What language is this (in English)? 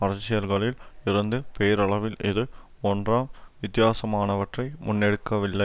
Tamil